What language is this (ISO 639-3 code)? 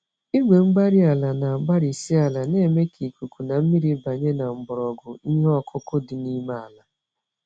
ibo